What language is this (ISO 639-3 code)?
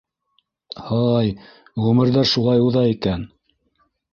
bak